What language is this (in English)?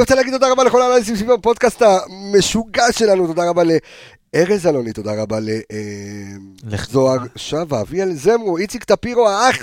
Hebrew